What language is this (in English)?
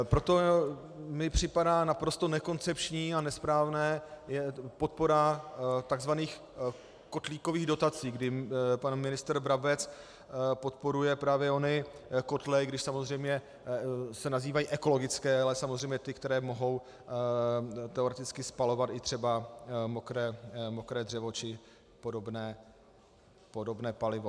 Czech